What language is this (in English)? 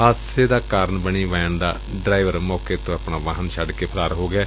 Punjabi